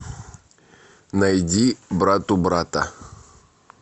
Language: Russian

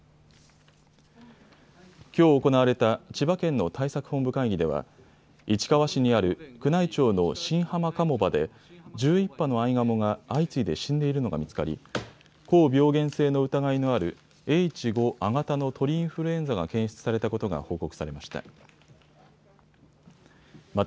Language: Japanese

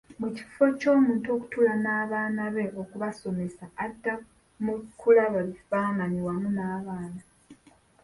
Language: Ganda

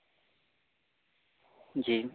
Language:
Urdu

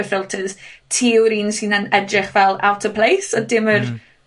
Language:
Welsh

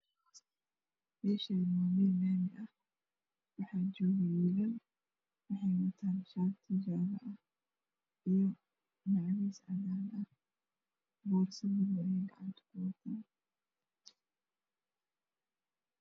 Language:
Somali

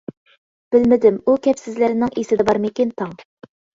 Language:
Uyghur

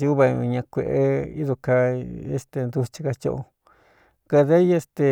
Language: Cuyamecalco Mixtec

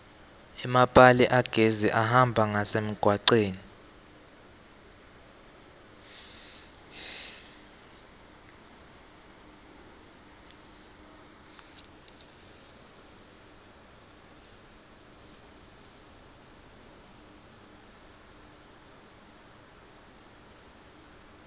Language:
Swati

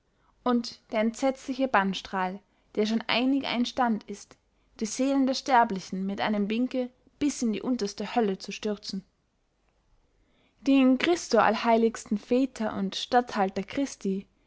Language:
German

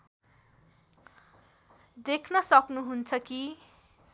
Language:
Nepali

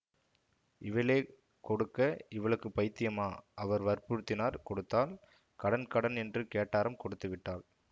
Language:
Tamil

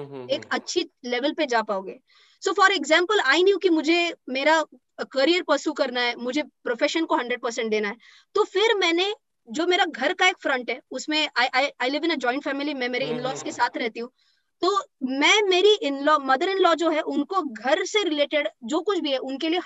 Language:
Hindi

